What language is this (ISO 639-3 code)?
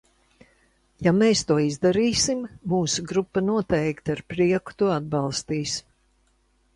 lav